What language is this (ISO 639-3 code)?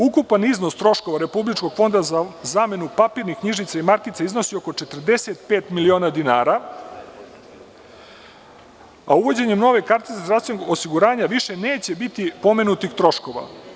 srp